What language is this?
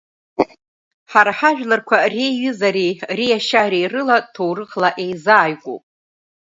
Abkhazian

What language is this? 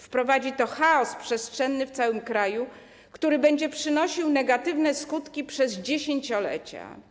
Polish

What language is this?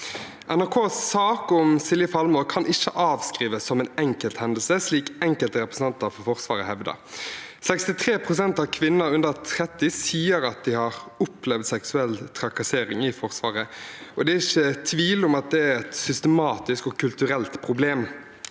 Norwegian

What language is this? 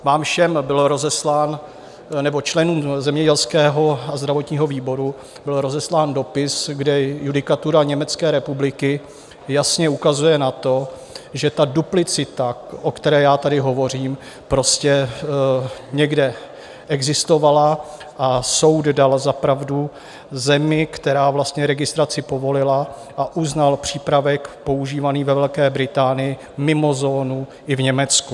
Czech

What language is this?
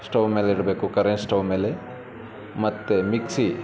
Kannada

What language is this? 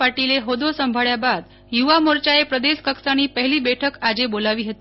Gujarati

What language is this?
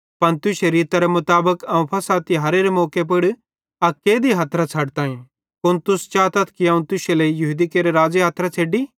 Bhadrawahi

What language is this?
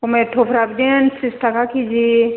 Bodo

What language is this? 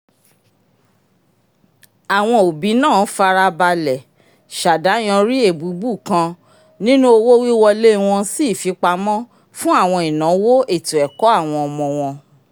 Yoruba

